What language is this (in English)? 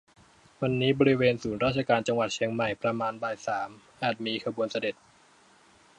Thai